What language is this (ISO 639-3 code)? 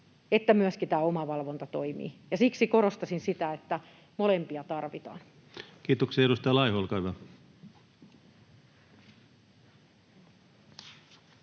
fin